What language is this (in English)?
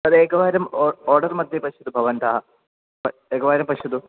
Sanskrit